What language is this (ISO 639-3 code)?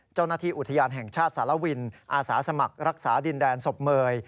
tha